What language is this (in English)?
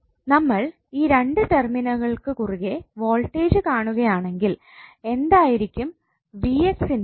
Malayalam